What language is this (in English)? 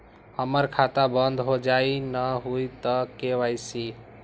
Magahi